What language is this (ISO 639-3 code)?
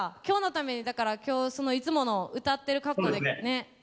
jpn